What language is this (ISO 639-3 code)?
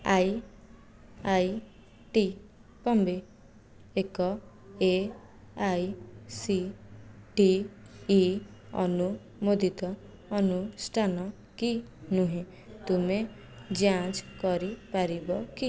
ori